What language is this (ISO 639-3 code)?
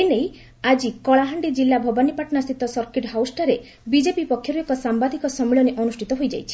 ori